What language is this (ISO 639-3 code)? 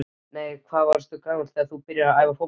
isl